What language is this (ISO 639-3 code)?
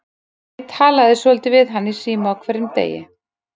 isl